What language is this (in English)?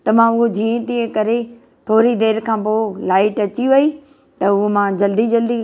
Sindhi